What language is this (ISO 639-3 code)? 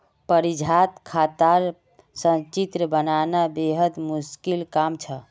mag